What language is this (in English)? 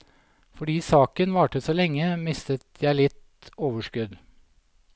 Norwegian